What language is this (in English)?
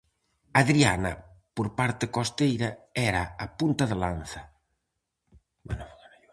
Galician